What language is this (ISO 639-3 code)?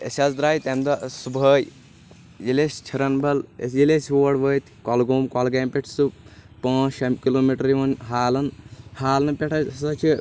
kas